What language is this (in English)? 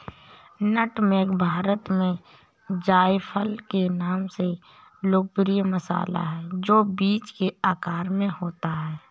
Hindi